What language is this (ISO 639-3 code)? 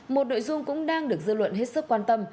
vie